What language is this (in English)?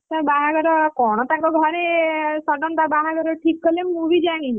Odia